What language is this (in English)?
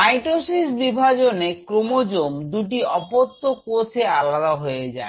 Bangla